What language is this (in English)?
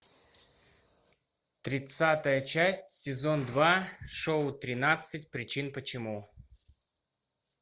Russian